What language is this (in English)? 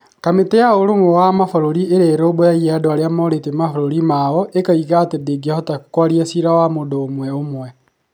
Kikuyu